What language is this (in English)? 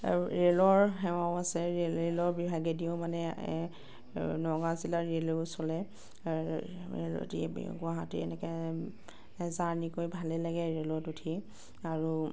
Assamese